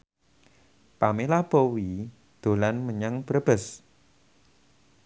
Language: Javanese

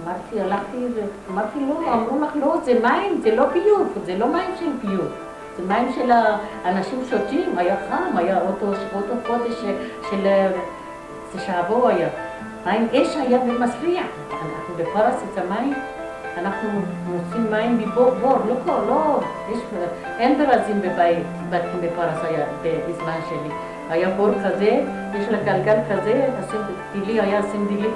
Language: Hebrew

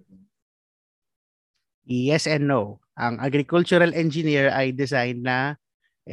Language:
Filipino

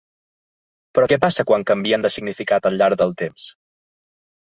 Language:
Catalan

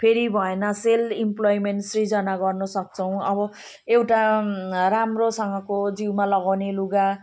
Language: Nepali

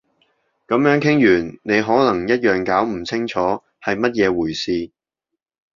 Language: Cantonese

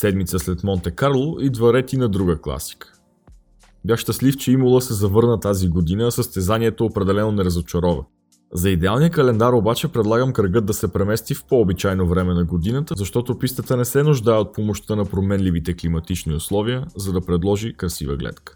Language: Bulgarian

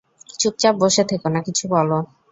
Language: Bangla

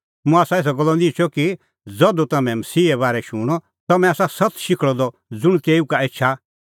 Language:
Kullu Pahari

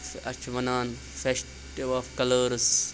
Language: Kashmiri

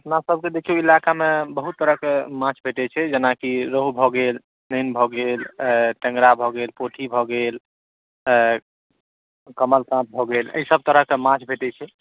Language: Maithili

